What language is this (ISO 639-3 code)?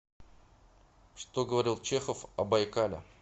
rus